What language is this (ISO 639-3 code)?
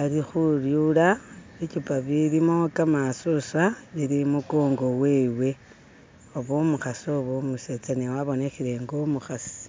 myx